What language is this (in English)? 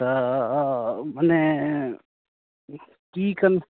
Maithili